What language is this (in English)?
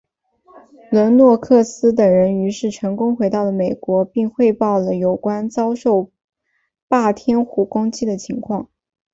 Chinese